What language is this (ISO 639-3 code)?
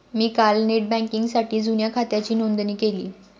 mar